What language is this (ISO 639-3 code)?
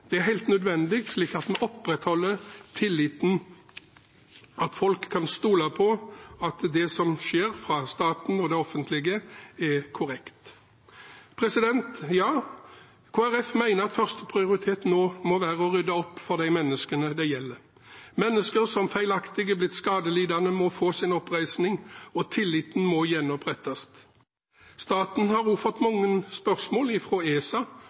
nob